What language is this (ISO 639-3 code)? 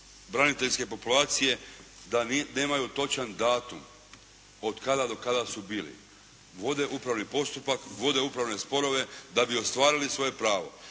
hrv